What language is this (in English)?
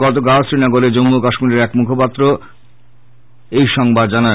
Bangla